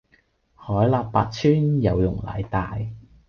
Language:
Cantonese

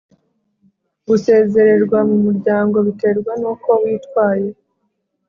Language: Kinyarwanda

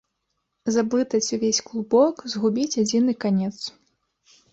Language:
Belarusian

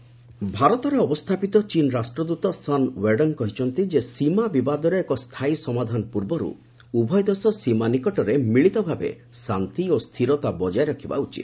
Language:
Odia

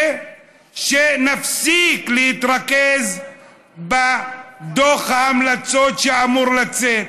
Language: Hebrew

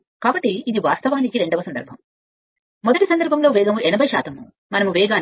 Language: Telugu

